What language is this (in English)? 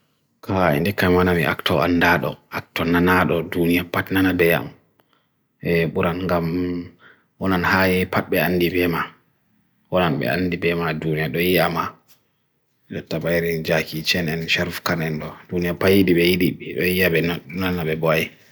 Bagirmi Fulfulde